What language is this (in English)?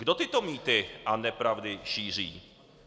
Czech